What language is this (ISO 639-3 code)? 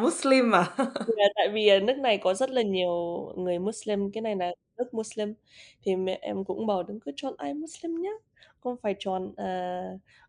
vie